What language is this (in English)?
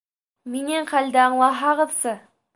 Bashkir